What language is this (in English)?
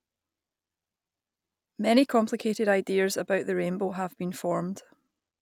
English